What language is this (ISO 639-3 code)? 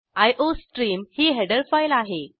mar